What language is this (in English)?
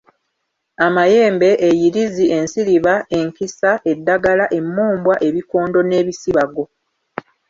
Ganda